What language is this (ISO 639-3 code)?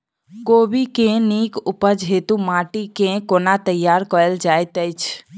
mai